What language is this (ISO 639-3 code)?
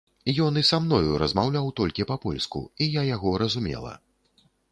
bel